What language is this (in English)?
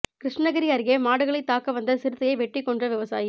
Tamil